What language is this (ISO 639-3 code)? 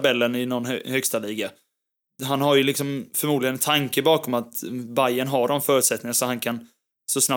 swe